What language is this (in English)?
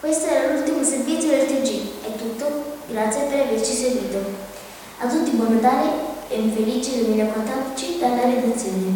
Italian